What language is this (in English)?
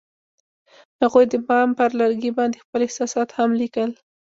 Pashto